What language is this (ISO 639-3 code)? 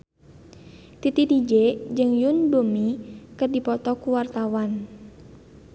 sun